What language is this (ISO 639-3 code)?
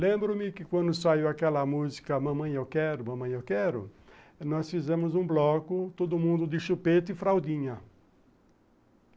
por